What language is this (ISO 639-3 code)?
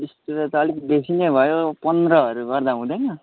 nep